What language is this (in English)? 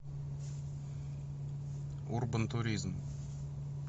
Russian